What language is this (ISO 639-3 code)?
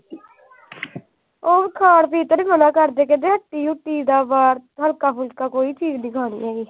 pan